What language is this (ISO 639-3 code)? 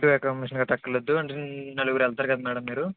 tel